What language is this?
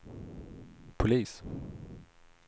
Swedish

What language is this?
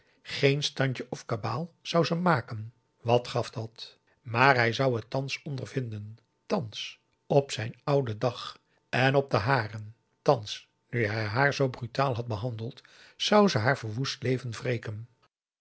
Dutch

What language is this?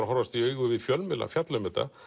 Icelandic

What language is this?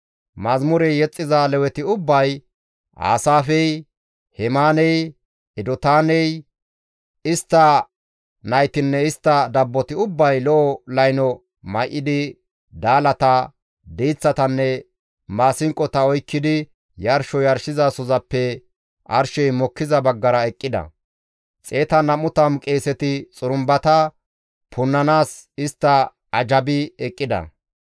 Gamo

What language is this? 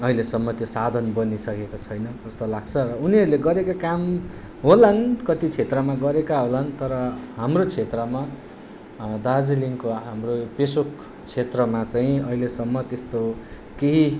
Nepali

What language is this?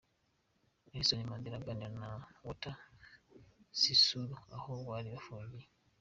Kinyarwanda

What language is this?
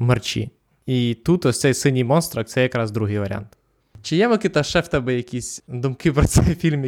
Ukrainian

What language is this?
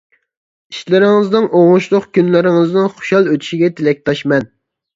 Uyghur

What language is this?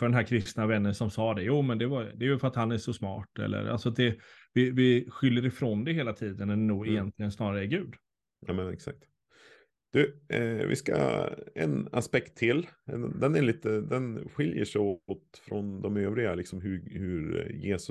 Swedish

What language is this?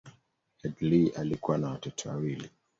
Swahili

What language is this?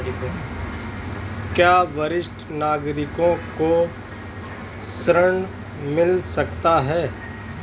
Hindi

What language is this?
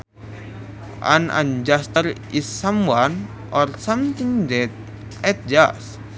Sundanese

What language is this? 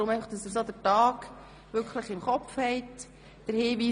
Swiss German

